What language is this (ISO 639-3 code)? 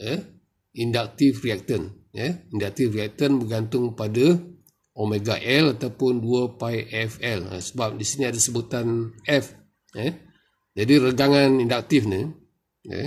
msa